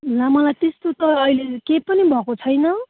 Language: Nepali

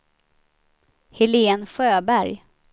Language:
Swedish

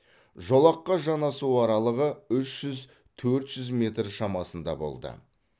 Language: Kazakh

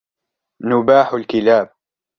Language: Arabic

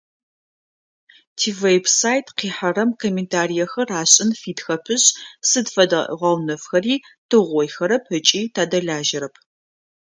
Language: Adyghe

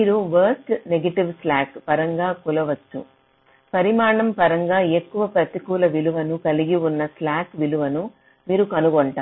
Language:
Telugu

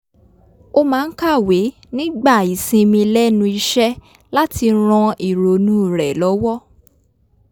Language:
Yoruba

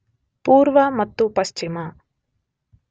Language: Kannada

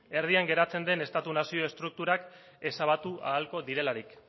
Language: Basque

